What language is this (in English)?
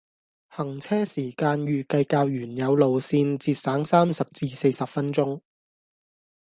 Cantonese